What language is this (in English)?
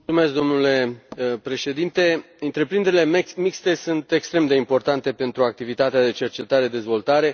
Romanian